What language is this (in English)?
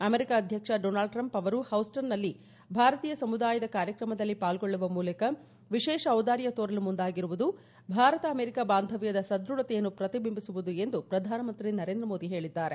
Kannada